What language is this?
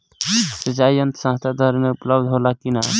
Bhojpuri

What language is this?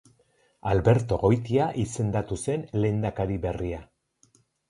Basque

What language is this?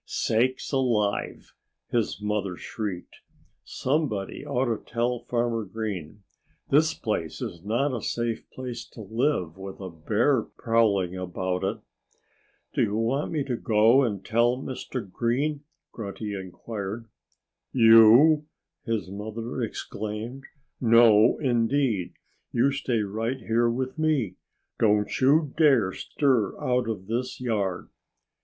English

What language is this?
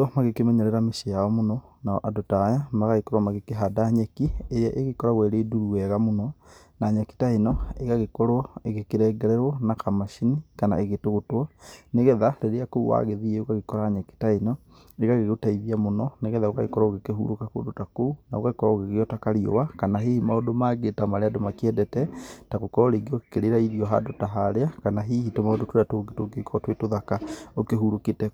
Kikuyu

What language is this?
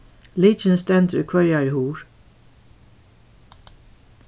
Faroese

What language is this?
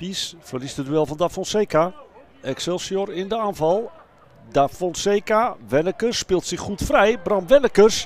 Dutch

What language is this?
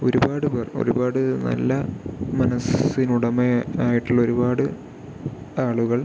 Malayalam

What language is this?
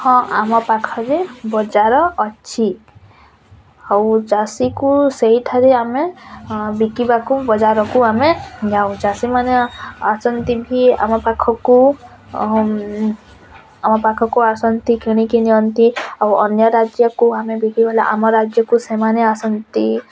Odia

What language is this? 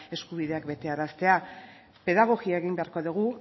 Basque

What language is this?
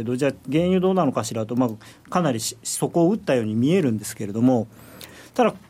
Japanese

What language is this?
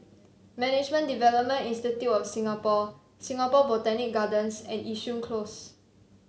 English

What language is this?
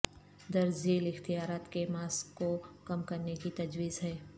Urdu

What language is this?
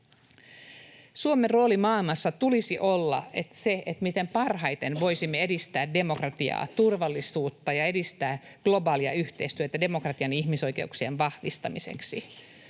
Finnish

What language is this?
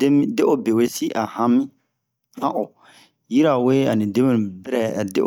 Bomu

